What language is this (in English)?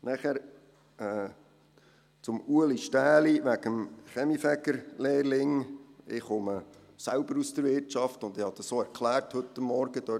Swiss German